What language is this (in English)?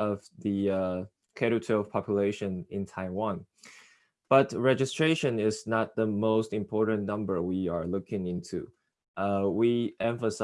English